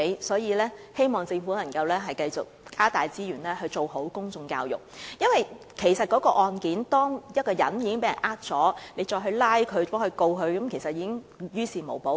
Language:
Cantonese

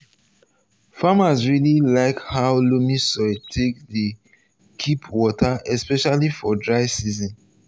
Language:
Nigerian Pidgin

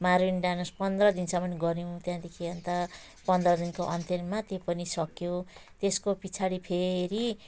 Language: Nepali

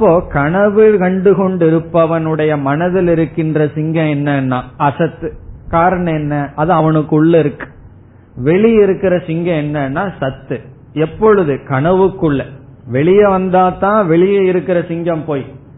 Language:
Tamil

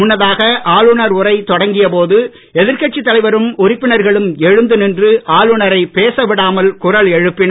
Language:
Tamil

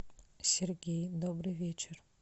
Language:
Russian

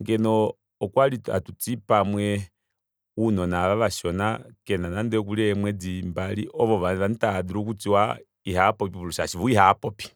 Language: Kuanyama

